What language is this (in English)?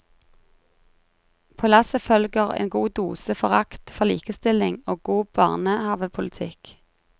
Norwegian